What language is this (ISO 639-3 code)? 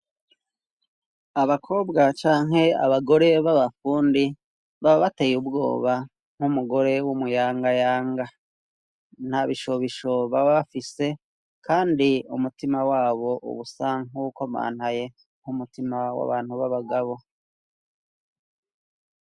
run